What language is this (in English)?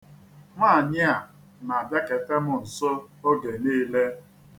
Igbo